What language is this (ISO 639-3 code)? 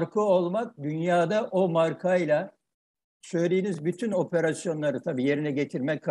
tur